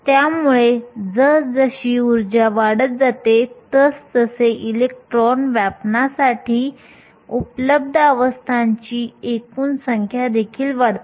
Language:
Marathi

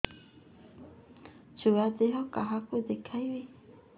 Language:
Odia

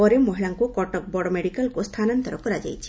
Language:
Odia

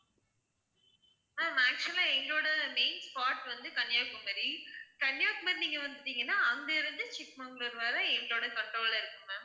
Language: Tamil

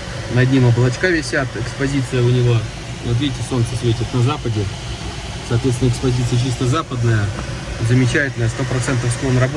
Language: Russian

